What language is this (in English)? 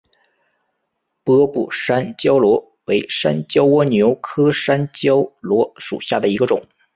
Chinese